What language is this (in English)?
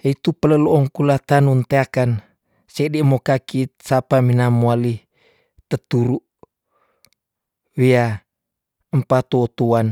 Tondano